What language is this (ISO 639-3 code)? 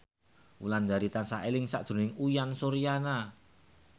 jav